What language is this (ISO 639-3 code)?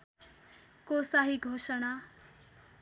nep